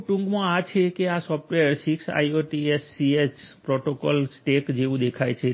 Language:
Gujarati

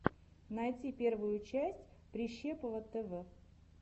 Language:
Russian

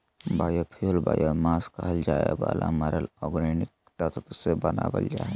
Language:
Magahi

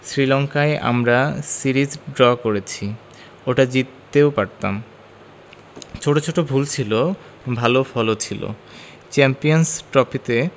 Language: Bangla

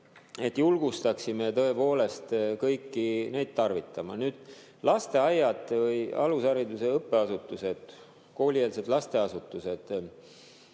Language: Estonian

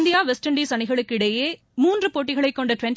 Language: Tamil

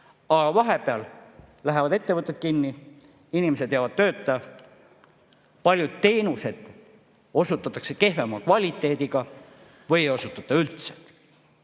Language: Estonian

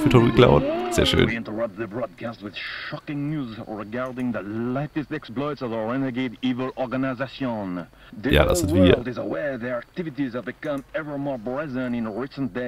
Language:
German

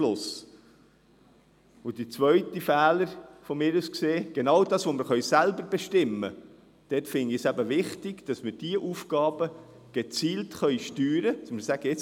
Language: Swiss German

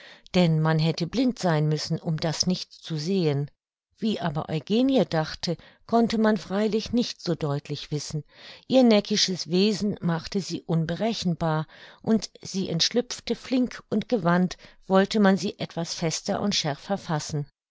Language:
German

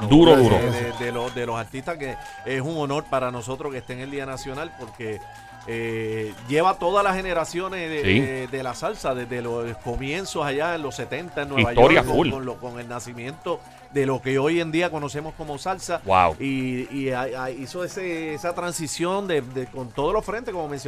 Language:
Spanish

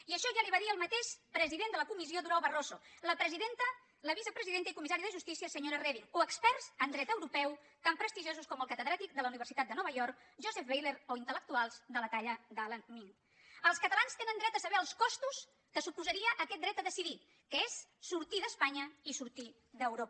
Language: Catalan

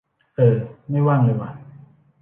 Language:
Thai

